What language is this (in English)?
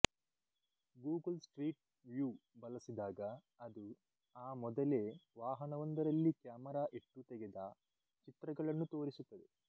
Kannada